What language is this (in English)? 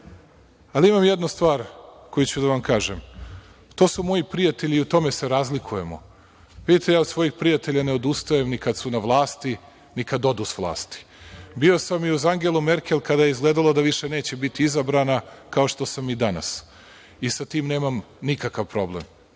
Serbian